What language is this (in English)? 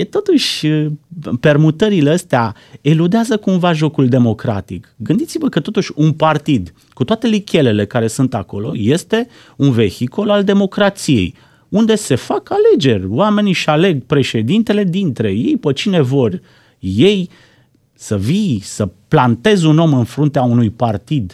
Romanian